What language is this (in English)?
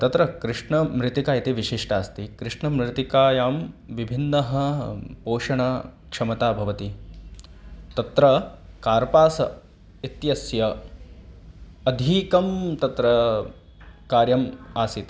Sanskrit